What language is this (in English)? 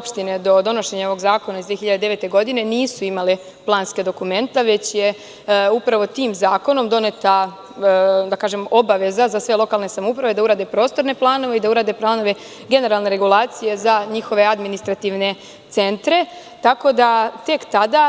Serbian